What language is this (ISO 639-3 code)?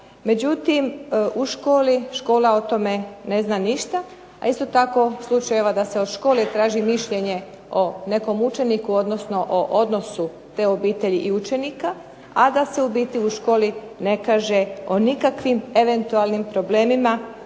hrv